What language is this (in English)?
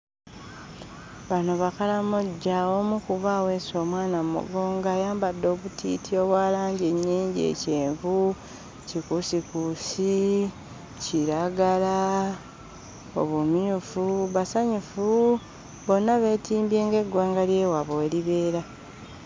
Ganda